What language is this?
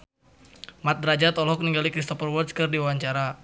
Sundanese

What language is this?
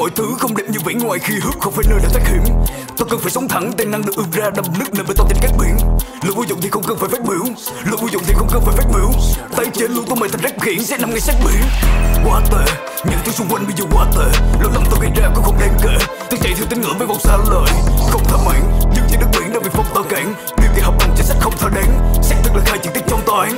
Vietnamese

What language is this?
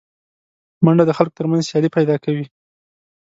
Pashto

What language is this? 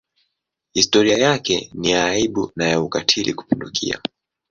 Swahili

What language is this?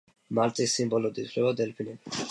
Georgian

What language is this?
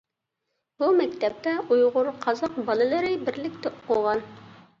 Uyghur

